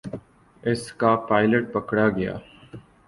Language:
Urdu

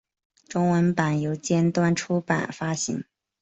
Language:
Chinese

